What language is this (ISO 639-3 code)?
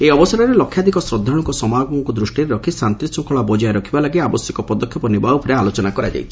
ori